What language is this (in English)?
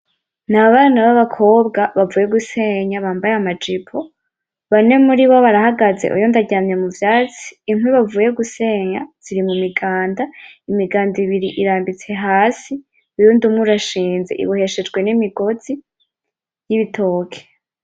Rundi